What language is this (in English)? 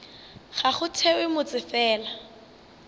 Northern Sotho